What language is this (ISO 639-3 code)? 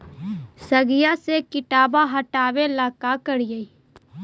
mag